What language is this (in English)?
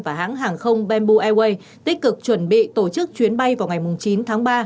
Vietnamese